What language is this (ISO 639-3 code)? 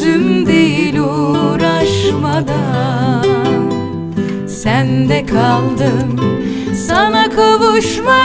tur